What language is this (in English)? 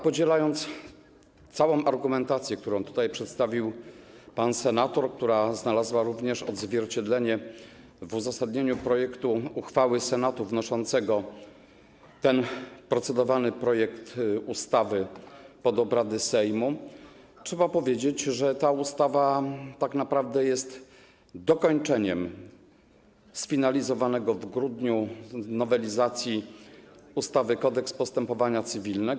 Polish